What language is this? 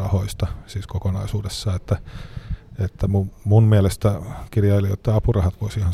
Finnish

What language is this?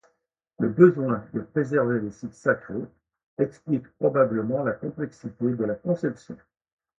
French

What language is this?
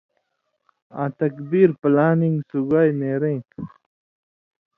Indus Kohistani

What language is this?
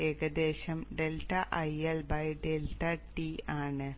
Malayalam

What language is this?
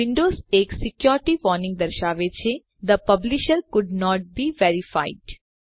Gujarati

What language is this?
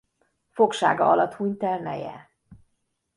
Hungarian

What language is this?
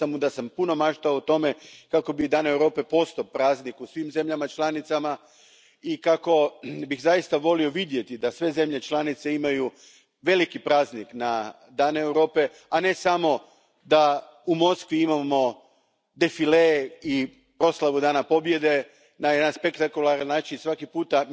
Croatian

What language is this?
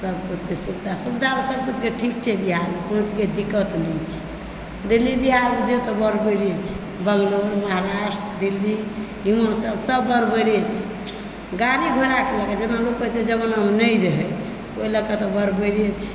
Maithili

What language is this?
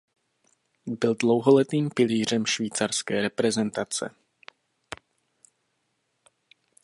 Czech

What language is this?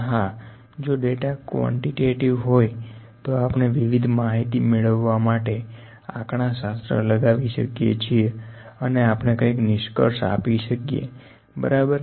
Gujarati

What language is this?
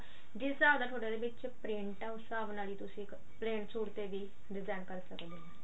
Punjabi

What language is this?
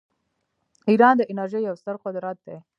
Pashto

